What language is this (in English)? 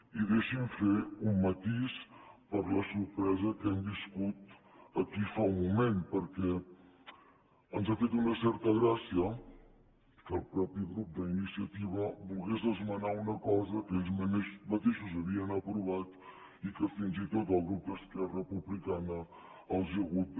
Catalan